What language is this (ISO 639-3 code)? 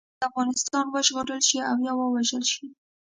pus